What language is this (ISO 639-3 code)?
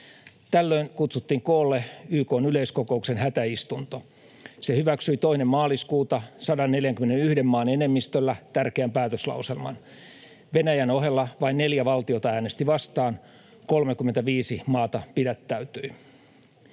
fin